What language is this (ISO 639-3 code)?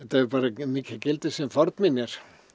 isl